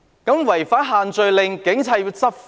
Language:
Cantonese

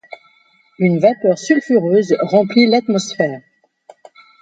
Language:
French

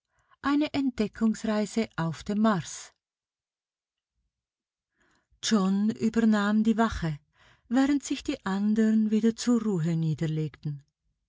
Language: German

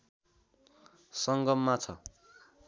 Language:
Nepali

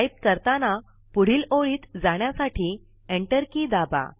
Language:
Marathi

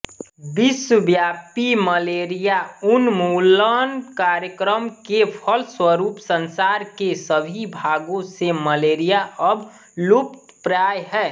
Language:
Hindi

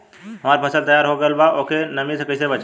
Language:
Bhojpuri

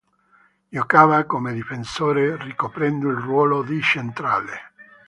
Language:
Italian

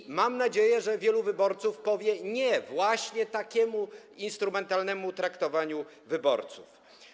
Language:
Polish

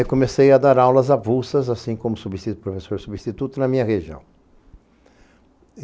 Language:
Portuguese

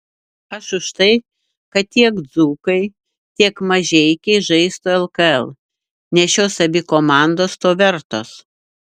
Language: Lithuanian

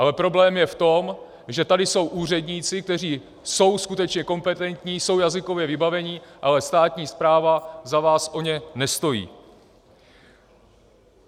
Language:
Czech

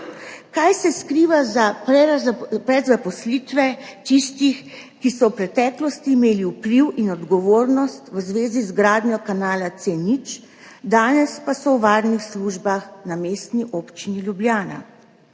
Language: Slovenian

